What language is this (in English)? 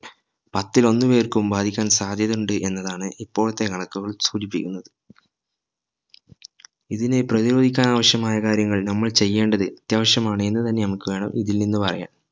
Malayalam